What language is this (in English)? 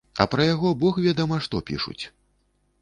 Belarusian